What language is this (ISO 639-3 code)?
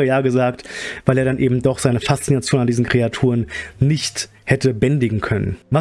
deu